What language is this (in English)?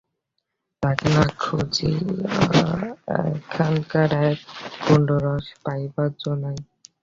Bangla